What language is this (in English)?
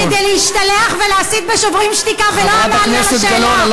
Hebrew